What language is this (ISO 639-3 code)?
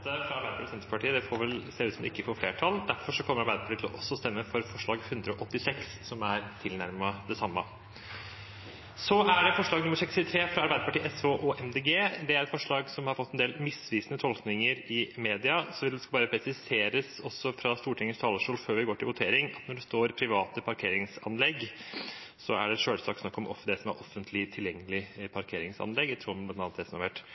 nob